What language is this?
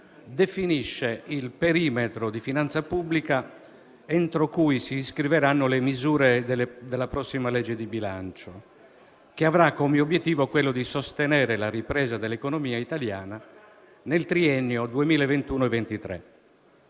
Italian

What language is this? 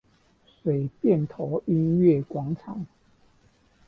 Chinese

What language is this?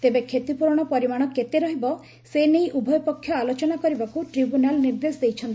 Odia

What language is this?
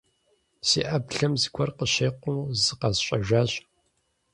Kabardian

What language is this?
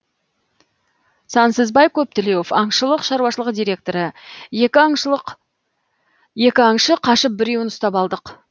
Kazakh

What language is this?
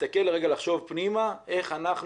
Hebrew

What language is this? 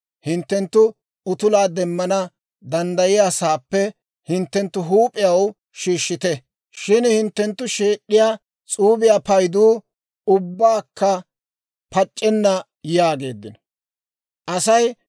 Dawro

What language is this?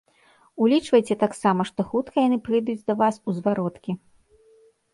Belarusian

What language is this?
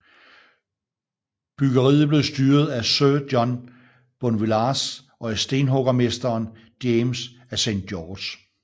Danish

